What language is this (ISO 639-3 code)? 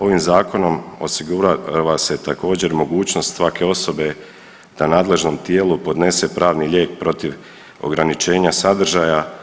hrv